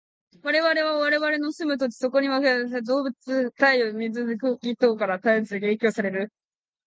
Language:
Japanese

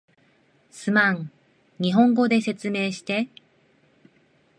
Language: Japanese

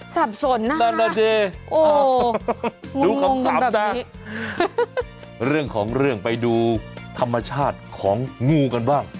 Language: Thai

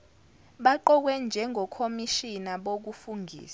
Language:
Zulu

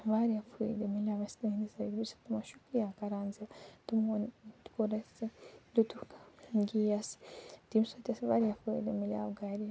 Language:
Kashmiri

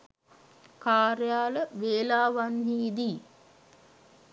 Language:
Sinhala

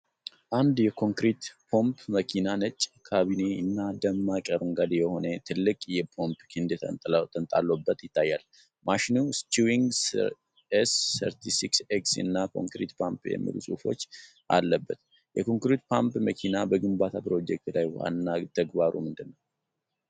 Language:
Amharic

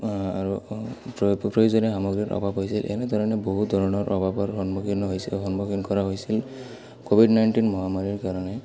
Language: Assamese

